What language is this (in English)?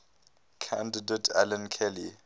English